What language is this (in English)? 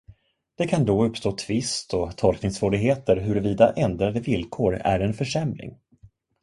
Swedish